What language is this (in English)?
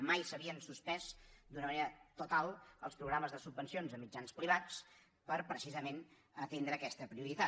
Catalan